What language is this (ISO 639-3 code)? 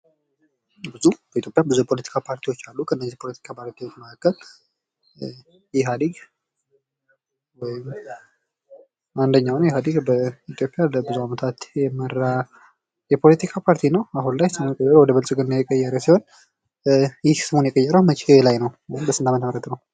amh